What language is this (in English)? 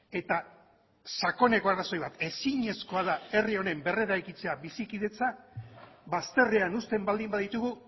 Basque